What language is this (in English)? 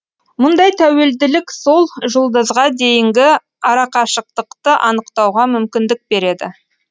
Kazakh